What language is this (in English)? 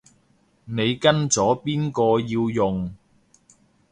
Cantonese